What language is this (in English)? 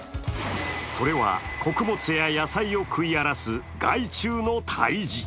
Japanese